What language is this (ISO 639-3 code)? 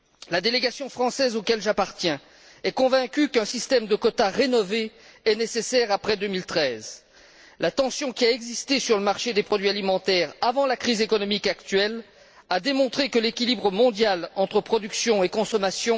fra